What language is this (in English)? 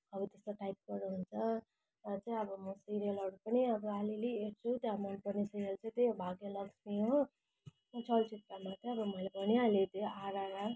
Nepali